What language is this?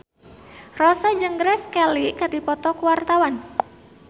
Sundanese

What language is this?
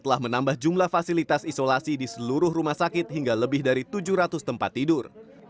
Indonesian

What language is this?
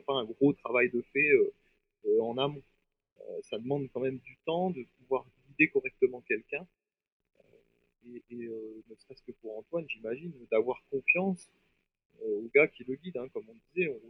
French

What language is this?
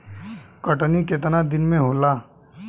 Bhojpuri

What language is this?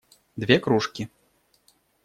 Russian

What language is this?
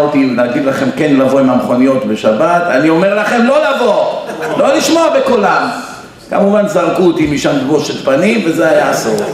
Hebrew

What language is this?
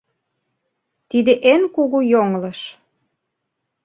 Mari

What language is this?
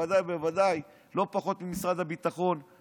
Hebrew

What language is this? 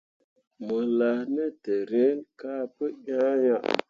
Mundang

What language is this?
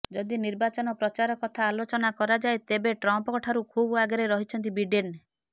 Odia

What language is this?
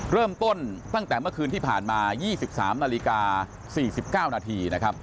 Thai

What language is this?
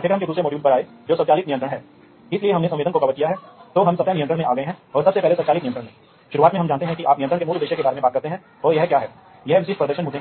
Hindi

